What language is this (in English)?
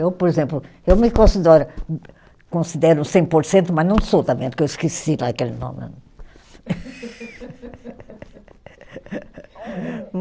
Portuguese